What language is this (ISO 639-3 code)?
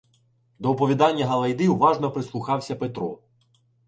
ukr